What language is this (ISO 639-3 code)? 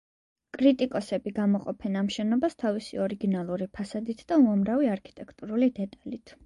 kat